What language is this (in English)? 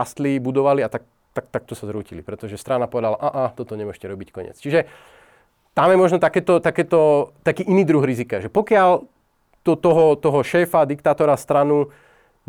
Slovak